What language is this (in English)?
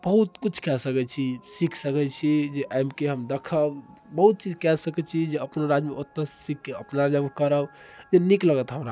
Maithili